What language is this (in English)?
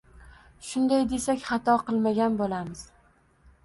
Uzbek